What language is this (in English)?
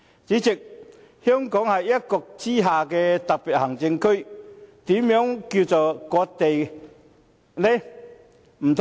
Cantonese